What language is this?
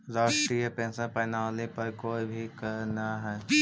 Magahi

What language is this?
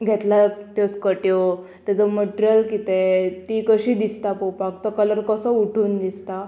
Konkani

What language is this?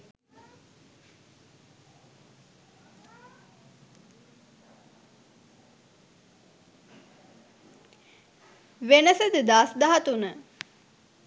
Sinhala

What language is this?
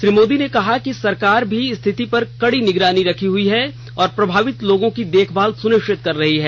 Hindi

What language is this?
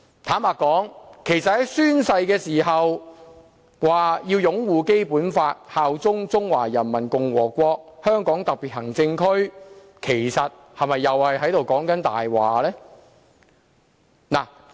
Cantonese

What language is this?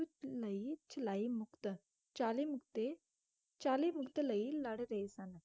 Punjabi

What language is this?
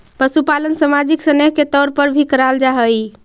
Magahi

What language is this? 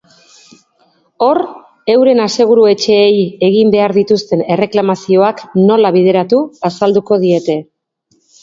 Basque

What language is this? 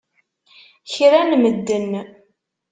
Kabyle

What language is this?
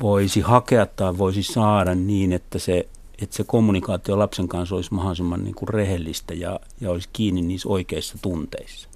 Finnish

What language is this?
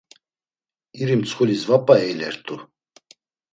Laz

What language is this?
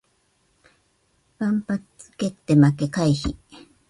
Japanese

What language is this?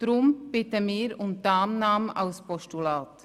Swiss German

